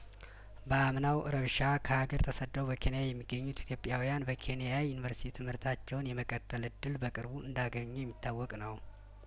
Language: Amharic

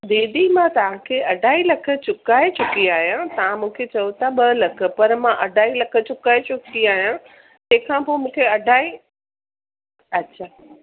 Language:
Sindhi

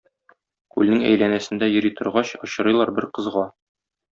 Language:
Tatar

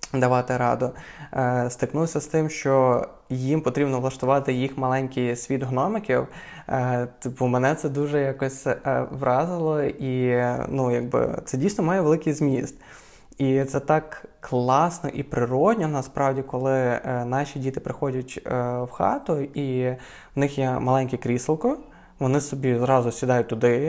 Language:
Ukrainian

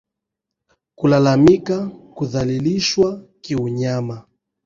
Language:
Swahili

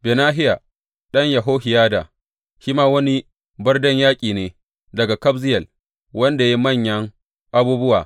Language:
Hausa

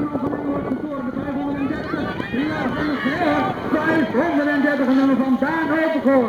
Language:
Dutch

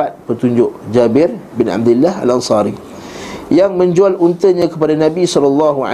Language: Malay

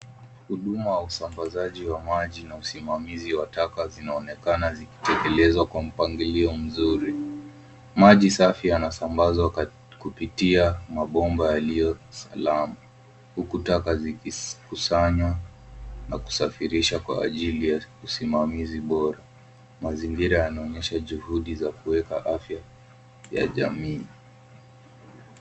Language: Swahili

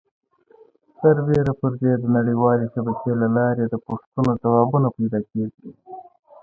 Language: Pashto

